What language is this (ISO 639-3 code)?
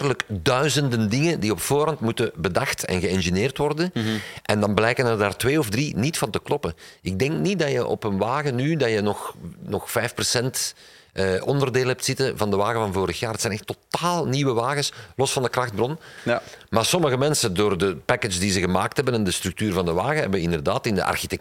nld